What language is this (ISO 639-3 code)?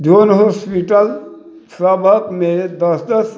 mai